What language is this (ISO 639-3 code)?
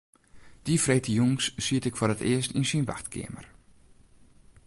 fry